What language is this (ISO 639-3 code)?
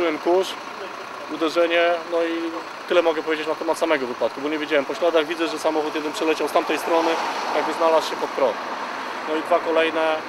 pol